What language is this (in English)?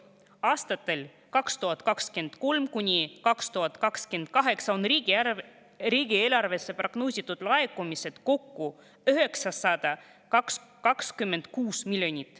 Estonian